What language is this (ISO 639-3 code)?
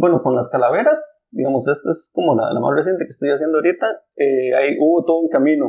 spa